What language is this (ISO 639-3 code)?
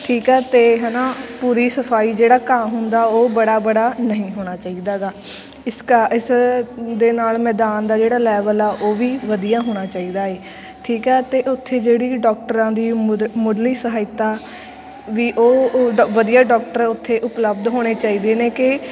pan